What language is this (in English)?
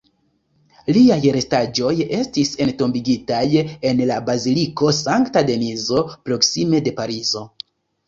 Esperanto